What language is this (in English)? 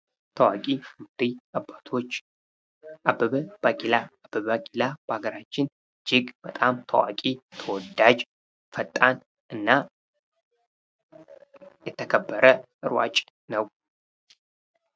Amharic